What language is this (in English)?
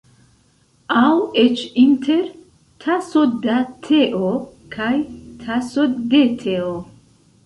Esperanto